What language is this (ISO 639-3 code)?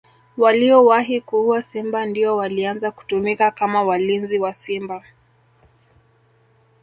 swa